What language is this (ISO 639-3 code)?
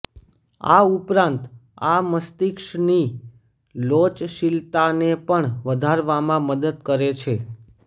guj